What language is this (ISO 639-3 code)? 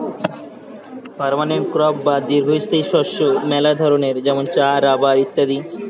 ben